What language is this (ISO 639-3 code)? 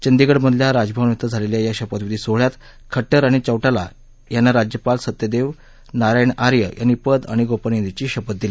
mar